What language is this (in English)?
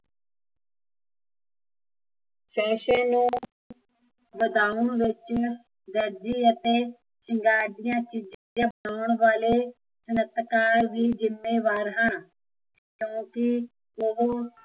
Punjabi